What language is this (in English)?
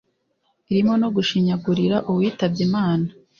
Kinyarwanda